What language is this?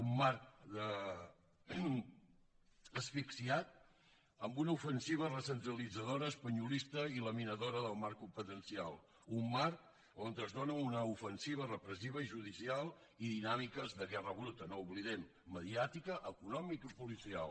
Catalan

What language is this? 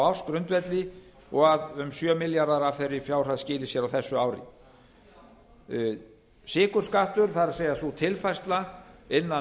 Icelandic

